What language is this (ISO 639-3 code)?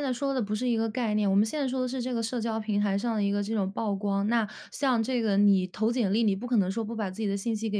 zho